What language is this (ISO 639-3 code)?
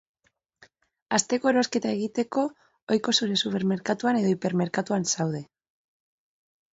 eus